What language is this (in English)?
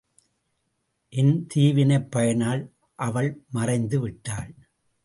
Tamil